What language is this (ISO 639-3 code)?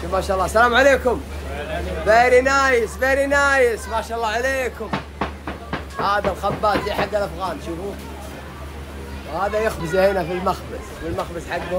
ara